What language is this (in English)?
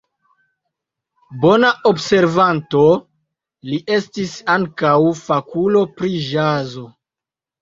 Esperanto